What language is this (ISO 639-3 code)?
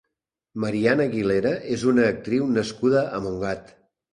cat